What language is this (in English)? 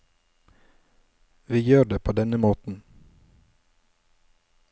Norwegian